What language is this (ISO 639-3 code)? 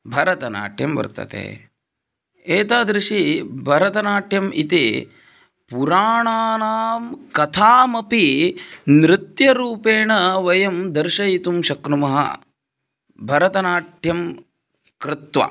san